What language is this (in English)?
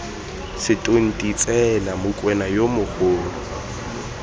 Tswana